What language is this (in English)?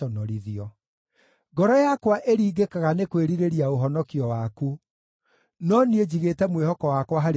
Kikuyu